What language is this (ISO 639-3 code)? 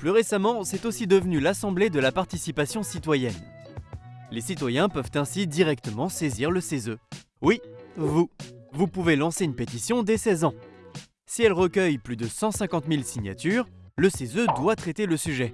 fra